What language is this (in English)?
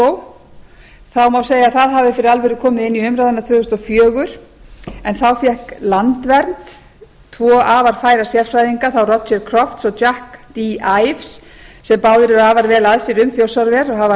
Icelandic